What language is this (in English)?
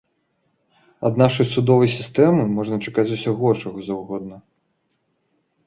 Belarusian